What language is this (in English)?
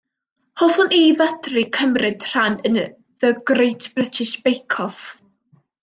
Welsh